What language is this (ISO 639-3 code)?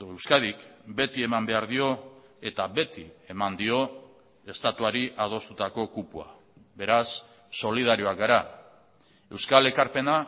eus